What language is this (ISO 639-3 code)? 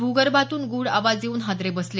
mar